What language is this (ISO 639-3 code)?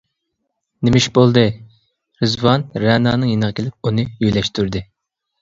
uig